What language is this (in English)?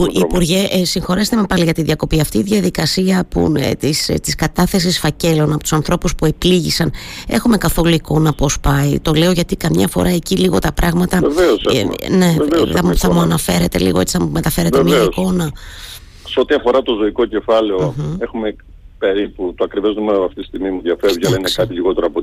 Greek